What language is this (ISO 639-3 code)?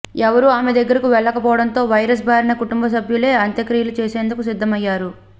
tel